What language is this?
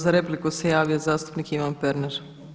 Croatian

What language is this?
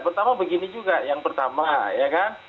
Indonesian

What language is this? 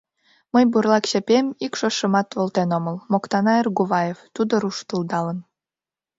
Mari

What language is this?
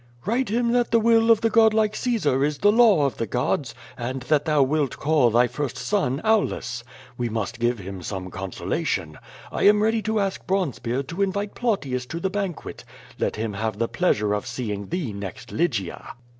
English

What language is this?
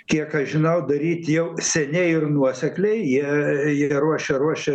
Lithuanian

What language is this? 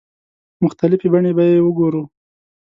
Pashto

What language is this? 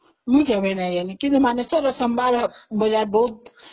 Odia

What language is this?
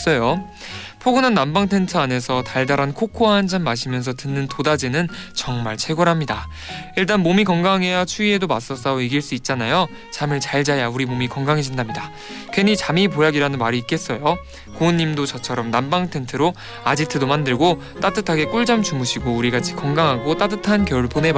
Korean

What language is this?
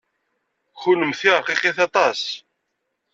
Kabyle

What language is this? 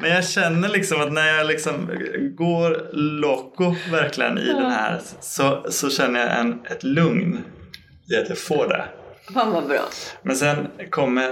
Swedish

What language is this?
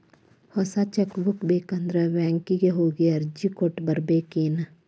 Kannada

